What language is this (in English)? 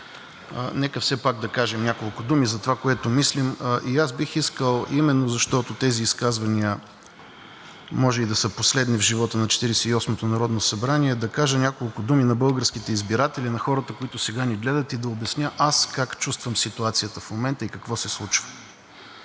Bulgarian